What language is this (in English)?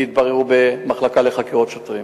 Hebrew